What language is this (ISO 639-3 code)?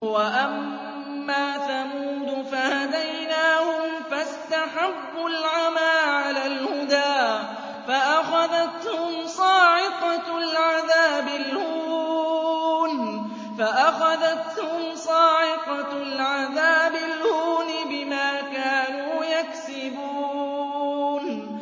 ara